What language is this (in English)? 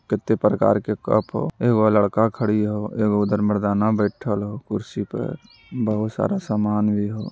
Magahi